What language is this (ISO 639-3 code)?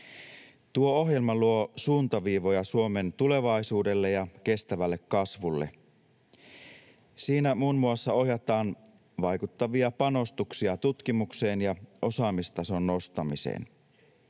fin